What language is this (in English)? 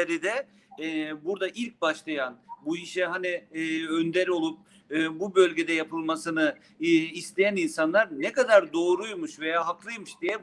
Turkish